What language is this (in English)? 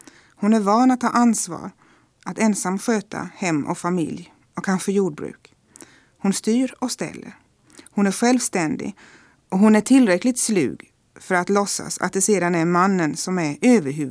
Swedish